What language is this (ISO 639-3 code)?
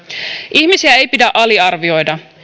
fin